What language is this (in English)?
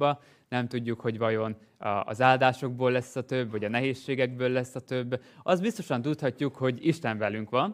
Hungarian